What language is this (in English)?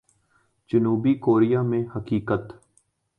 Urdu